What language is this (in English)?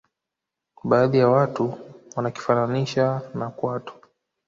Swahili